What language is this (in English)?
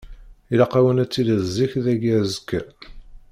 Kabyle